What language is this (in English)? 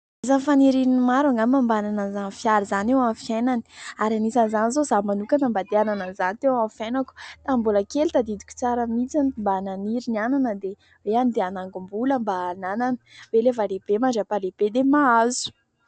Malagasy